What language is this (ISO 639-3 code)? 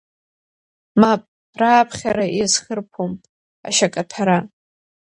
abk